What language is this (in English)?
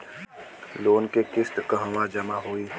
Bhojpuri